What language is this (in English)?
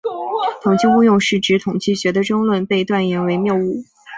Chinese